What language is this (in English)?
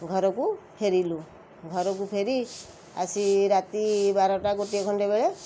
Odia